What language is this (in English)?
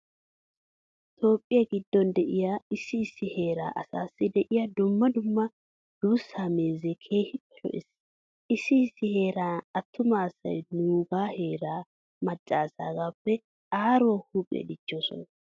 Wolaytta